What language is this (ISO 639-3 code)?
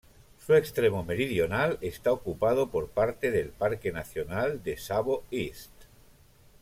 spa